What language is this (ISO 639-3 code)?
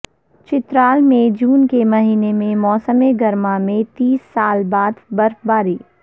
urd